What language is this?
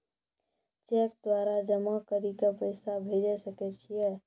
Maithili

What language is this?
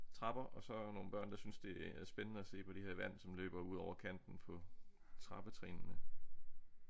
Danish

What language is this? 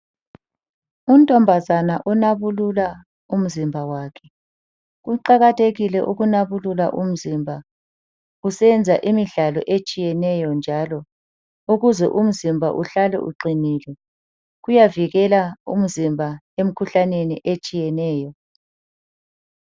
North Ndebele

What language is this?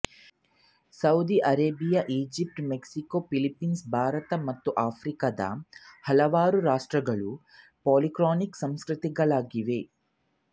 Kannada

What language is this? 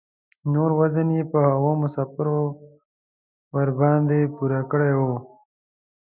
Pashto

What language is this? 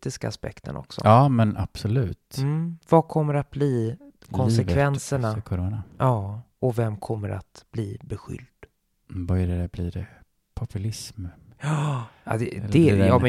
Swedish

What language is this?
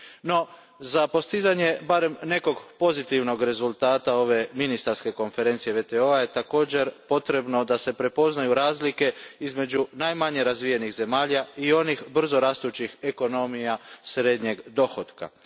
Croatian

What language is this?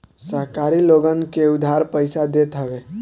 Bhojpuri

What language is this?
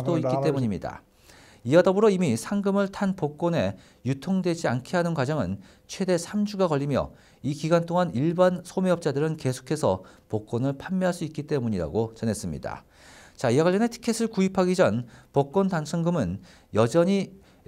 Korean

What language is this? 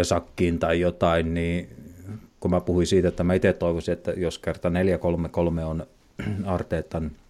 Finnish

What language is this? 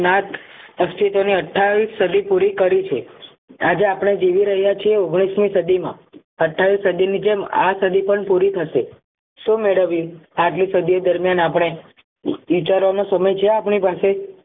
Gujarati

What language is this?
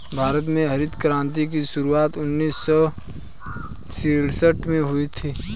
Hindi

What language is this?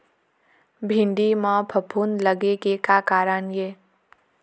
Chhattisgarhi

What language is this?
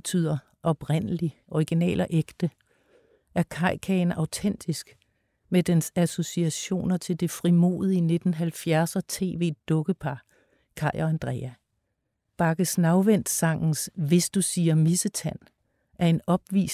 Danish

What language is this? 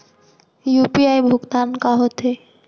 Chhattisgarhi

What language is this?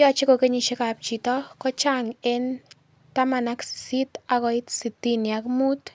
Kalenjin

